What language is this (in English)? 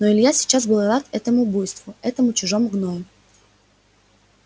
Russian